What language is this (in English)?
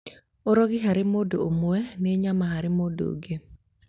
Kikuyu